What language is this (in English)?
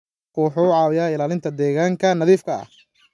Somali